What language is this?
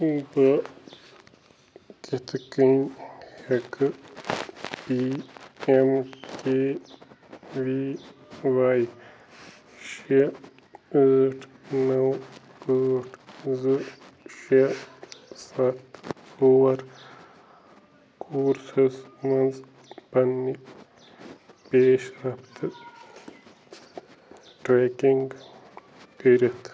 Kashmiri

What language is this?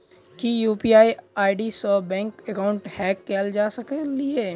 Maithili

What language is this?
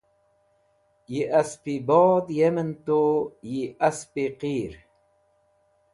Wakhi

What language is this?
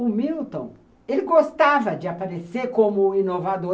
Portuguese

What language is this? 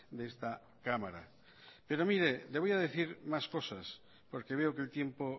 Spanish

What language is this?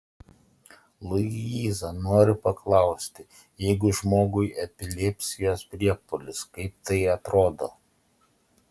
Lithuanian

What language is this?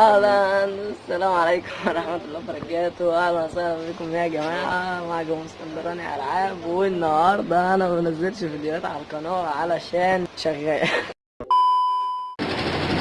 Arabic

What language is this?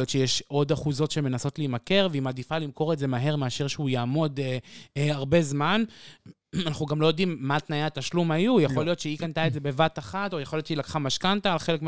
Hebrew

